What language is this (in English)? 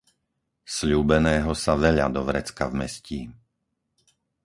Slovak